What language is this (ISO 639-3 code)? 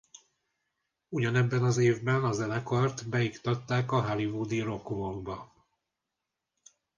hun